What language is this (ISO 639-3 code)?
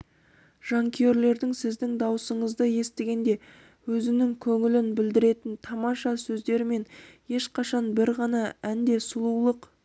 kaz